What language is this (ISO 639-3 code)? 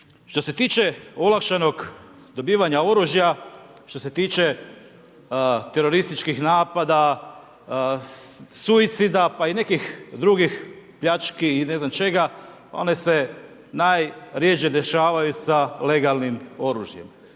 hrv